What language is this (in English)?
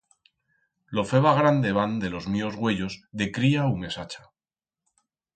Aragonese